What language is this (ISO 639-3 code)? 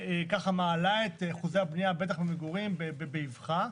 heb